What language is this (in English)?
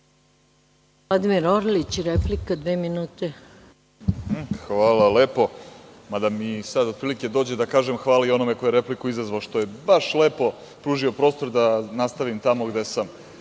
Serbian